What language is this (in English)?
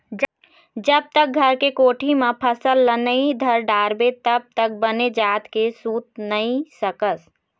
Chhattisgarhi